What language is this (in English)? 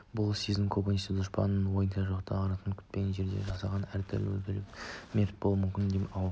Kazakh